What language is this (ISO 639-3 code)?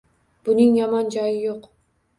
uzb